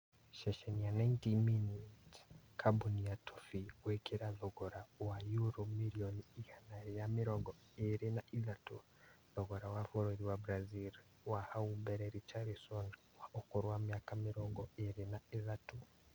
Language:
Kikuyu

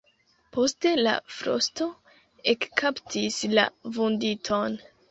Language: Esperanto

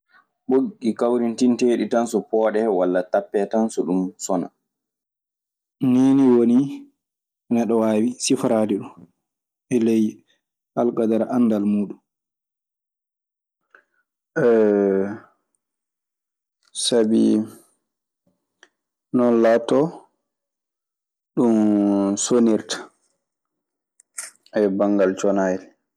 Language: Maasina Fulfulde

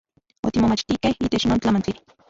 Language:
Central Puebla Nahuatl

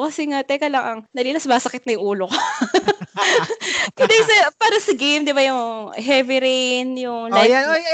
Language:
Filipino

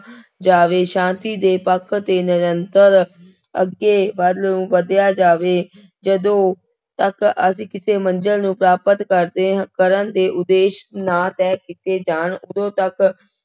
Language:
Punjabi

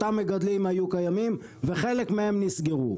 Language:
Hebrew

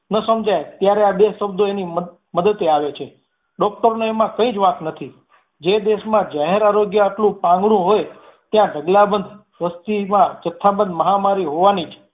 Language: Gujarati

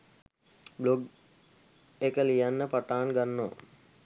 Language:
Sinhala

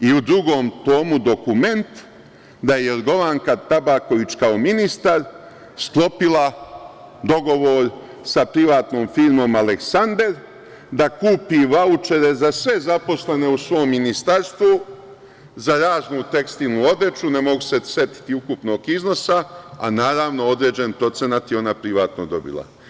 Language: Serbian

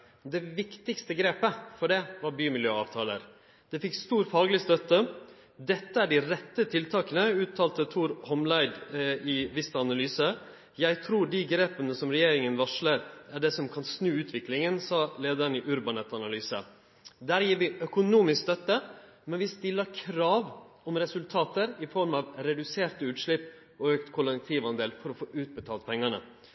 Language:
Norwegian Nynorsk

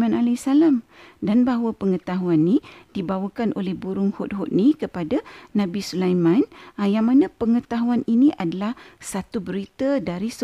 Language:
Malay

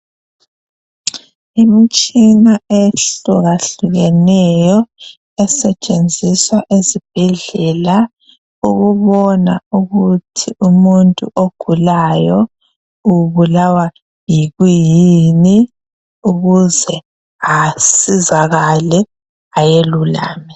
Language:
North Ndebele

